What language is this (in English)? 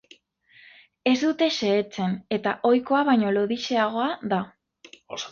Basque